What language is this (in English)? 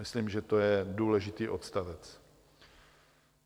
Czech